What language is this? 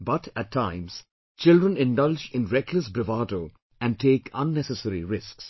English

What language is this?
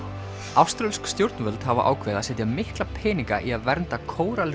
Icelandic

